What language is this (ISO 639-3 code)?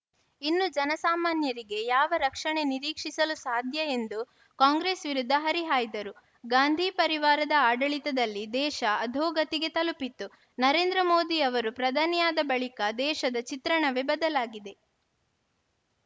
kan